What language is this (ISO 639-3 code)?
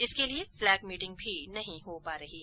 hin